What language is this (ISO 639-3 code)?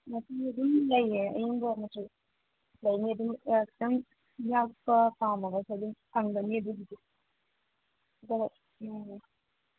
mni